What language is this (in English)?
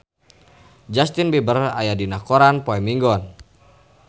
Sundanese